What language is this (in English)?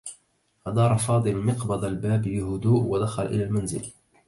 Arabic